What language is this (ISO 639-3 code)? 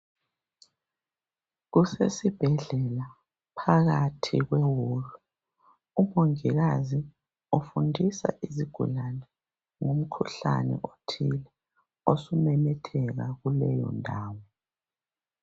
nde